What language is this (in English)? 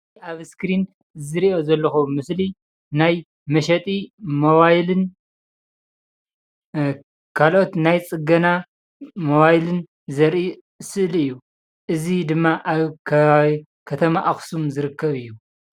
Tigrinya